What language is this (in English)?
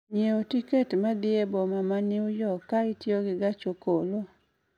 Luo (Kenya and Tanzania)